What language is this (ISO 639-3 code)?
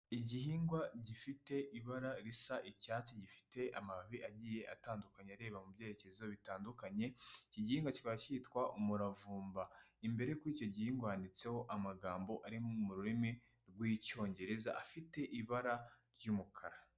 kin